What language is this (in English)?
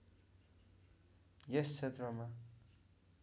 Nepali